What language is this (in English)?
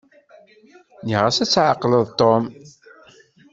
Kabyle